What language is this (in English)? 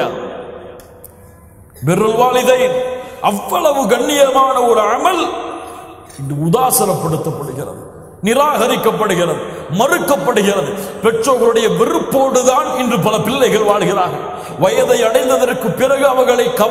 Arabic